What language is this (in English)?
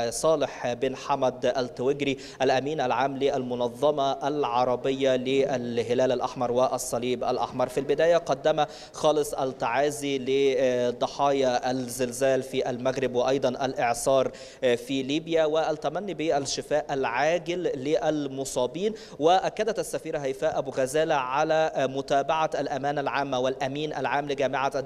Arabic